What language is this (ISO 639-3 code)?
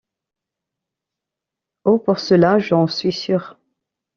fra